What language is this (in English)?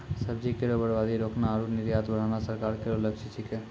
Maithili